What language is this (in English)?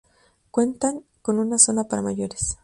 Spanish